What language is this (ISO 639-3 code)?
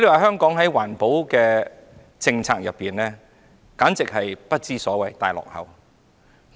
yue